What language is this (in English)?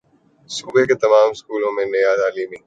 Urdu